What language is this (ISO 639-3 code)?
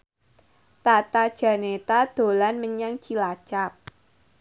jav